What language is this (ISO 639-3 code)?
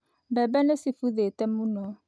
kik